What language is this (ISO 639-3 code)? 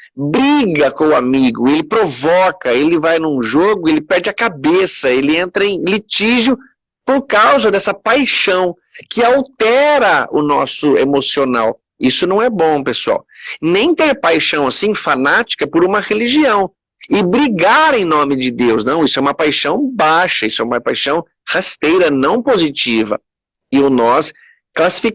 por